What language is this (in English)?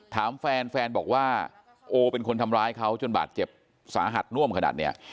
Thai